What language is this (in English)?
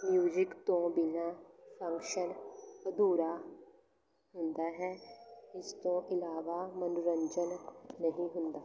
Punjabi